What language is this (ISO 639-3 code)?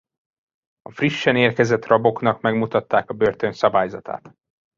hun